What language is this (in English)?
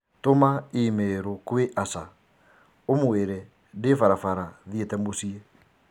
Kikuyu